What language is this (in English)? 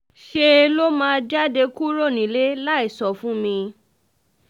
Yoruba